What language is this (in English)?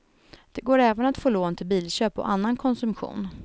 Swedish